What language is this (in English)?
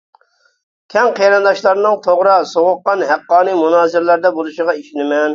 Uyghur